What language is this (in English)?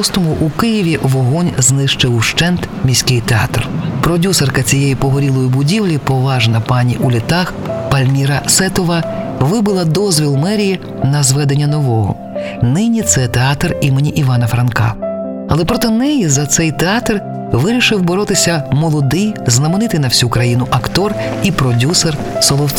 Ukrainian